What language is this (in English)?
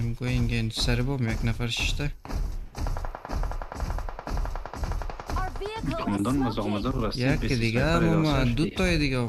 Persian